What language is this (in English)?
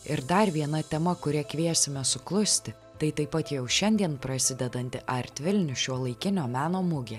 Lithuanian